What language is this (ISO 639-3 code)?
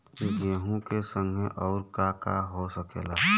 bho